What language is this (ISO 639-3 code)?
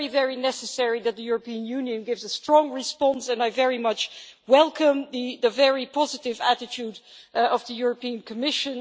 eng